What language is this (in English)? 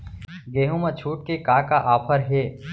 Chhattisgarhi